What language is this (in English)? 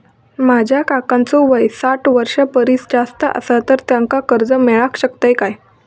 Marathi